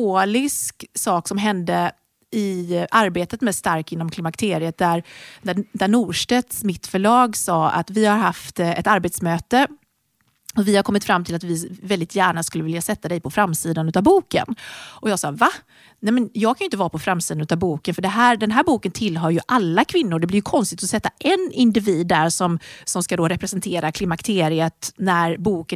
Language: Swedish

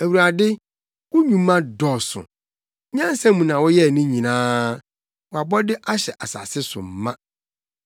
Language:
Akan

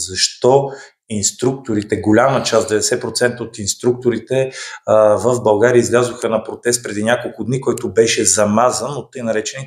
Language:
Bulgarian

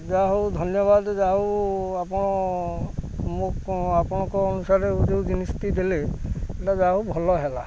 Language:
Odia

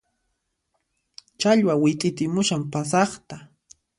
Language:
Puno Quechua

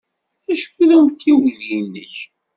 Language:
Kabyle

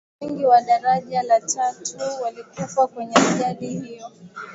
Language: Swahili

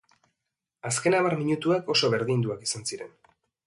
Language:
Basque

